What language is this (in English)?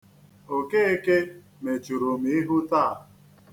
Igbo